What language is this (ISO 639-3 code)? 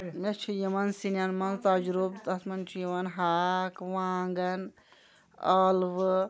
kas